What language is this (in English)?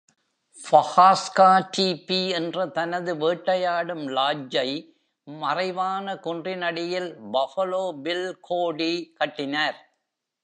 Tamil